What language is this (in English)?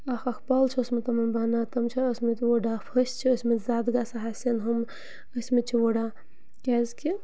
Kashmiri